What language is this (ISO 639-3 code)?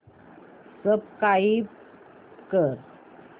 mar